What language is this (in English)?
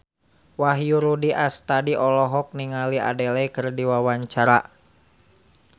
Sundanese